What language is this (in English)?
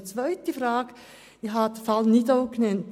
Swiss German